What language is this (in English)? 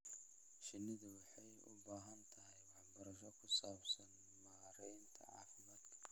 Somali